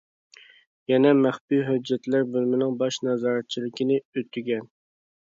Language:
Uyghur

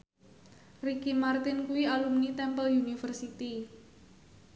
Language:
Javanese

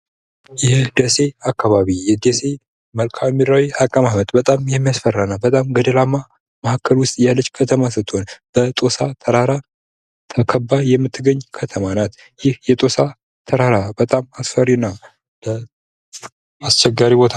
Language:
Amharic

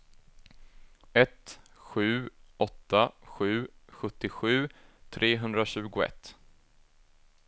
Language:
Swedish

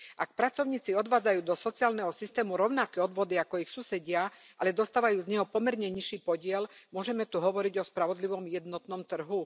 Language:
Slovak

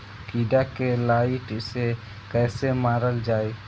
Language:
Bhojpuri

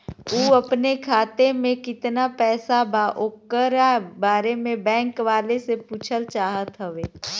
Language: Bhojpuri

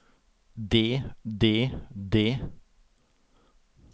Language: Norwegian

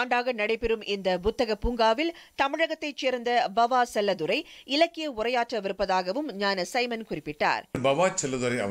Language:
Thai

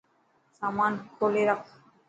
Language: Dhatki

